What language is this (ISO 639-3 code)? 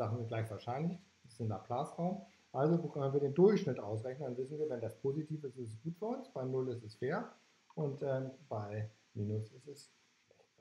deu